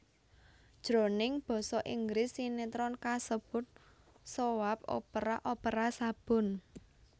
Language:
Javanese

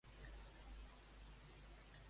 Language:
Catalan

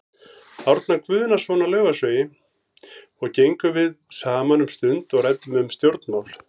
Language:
Icelandic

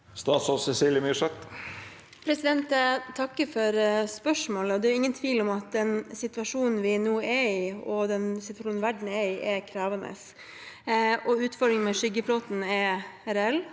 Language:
Norwegian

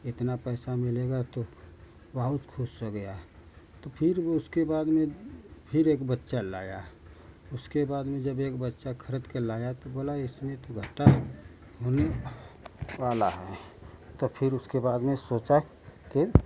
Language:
Hindi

